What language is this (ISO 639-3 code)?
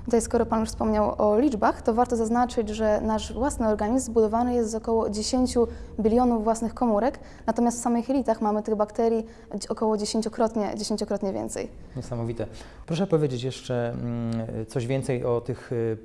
pol